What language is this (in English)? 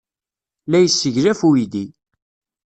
Kabyle